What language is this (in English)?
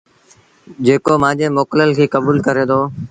Sindhi Bhil